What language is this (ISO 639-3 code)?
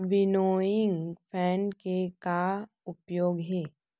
hne